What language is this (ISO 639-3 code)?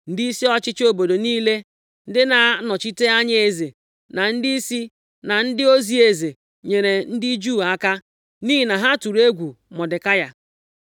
ibo